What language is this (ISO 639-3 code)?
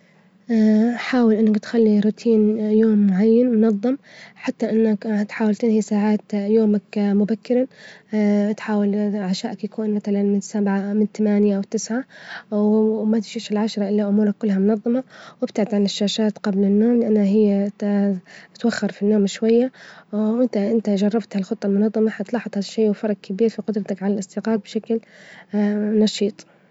ayl